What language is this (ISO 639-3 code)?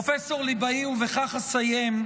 heb